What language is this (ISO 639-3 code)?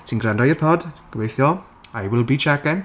cym